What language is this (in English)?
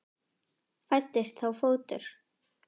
Icelandic